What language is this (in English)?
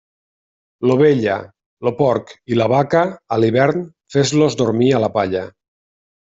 Catalan